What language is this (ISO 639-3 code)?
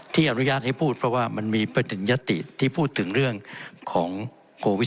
tha